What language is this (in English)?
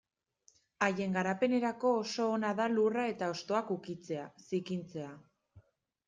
Basque